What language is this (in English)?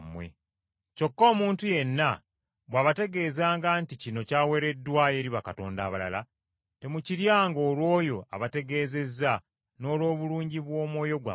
Ganda